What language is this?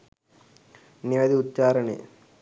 Sinhala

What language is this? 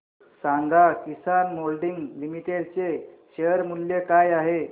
Marathi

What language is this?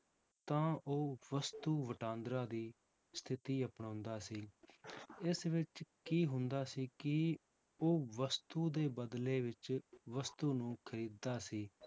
Punjabi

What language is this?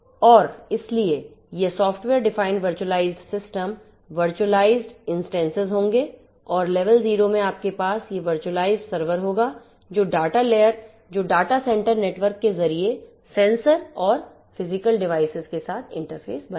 Hindi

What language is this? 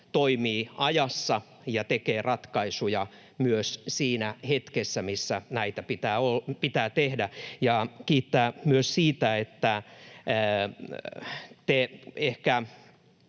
Finnish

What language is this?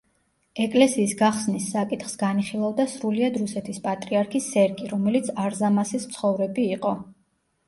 Georgian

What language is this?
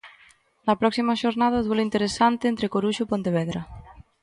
Galician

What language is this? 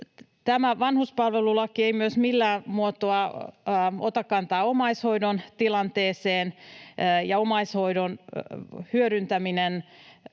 Finnish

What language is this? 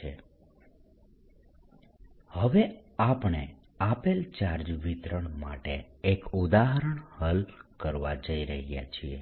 Gujarati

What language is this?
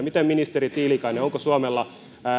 Finnish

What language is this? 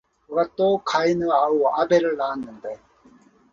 Korean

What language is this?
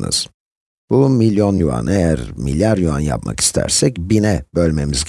Turkish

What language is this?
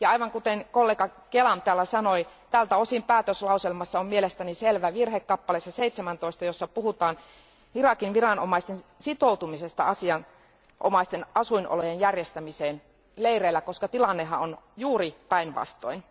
Finnish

